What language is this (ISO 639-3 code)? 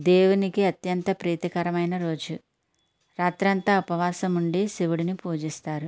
tel